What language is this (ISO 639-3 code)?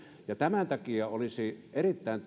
fin